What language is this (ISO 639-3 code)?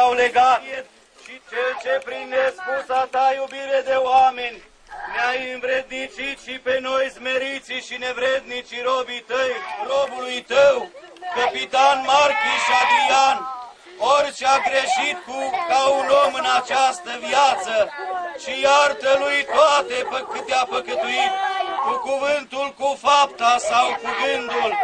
ron